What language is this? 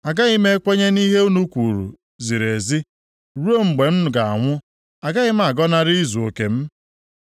Igbo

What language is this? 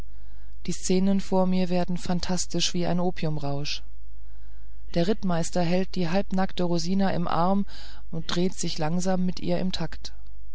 German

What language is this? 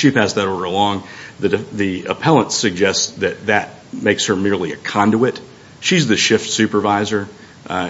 English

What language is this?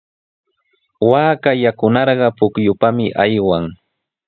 Sihuas Ancash Quechua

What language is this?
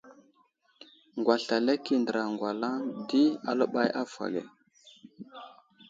Wuzlam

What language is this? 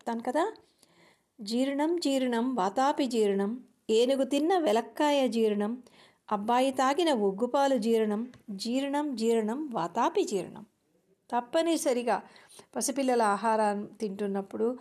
Telugu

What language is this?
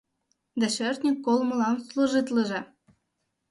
Mari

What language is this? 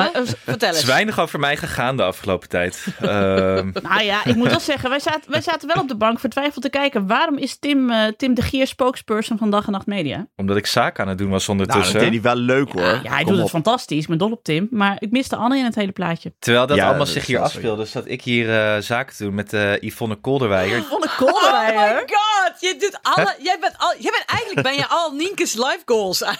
Dutch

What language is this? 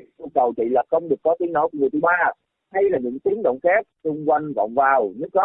Vietnamese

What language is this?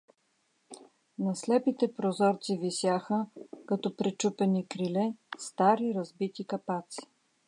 Bulgarian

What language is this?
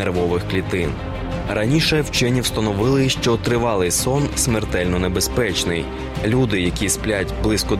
Ukrainian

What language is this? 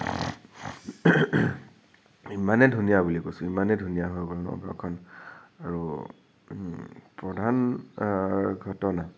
Assamese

